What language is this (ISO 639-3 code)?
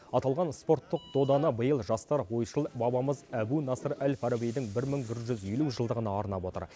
kaz